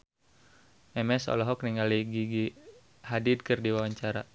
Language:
Sundanese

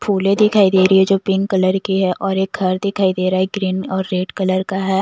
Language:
Hindi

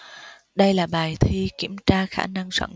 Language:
Vietnamese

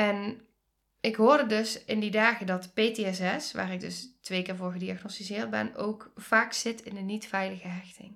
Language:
Dutch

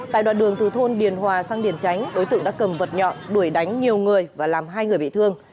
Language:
Vietnamese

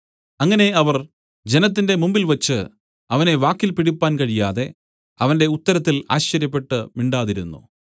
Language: Malayalam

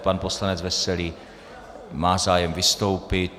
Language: Czech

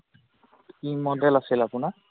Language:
Assamese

